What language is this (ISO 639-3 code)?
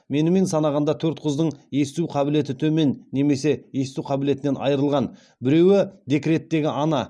kaz